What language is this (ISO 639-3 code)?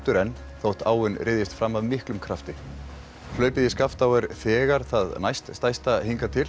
isl